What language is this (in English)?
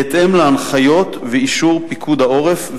Hebrew